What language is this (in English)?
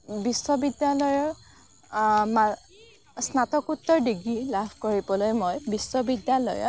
Assamese